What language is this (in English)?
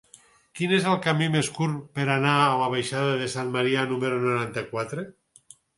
Catalan